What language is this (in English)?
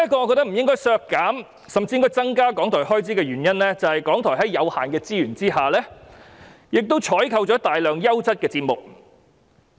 Cantonese